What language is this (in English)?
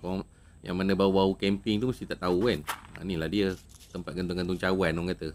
Malay